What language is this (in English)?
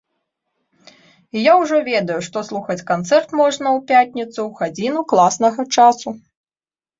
Belarusian